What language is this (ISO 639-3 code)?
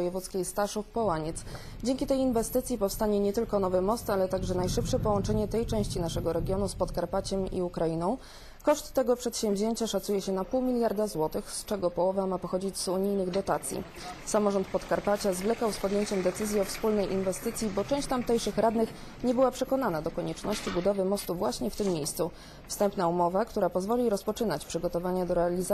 pol